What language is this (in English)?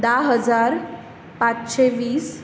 Konkani